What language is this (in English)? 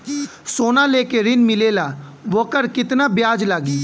Bhojpuri